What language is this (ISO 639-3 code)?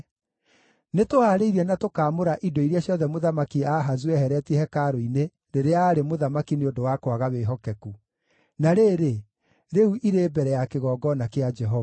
kik